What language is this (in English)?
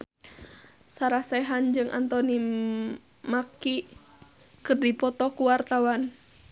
Sundanese